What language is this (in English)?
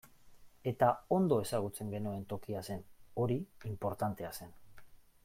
Basque